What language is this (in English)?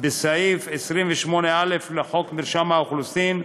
Hebrew